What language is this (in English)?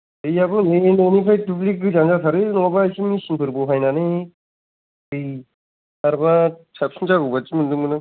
Bodo